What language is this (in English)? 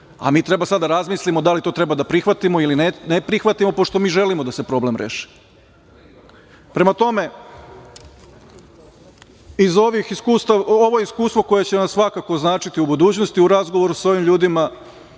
Serbian